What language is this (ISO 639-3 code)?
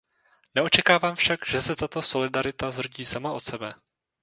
ces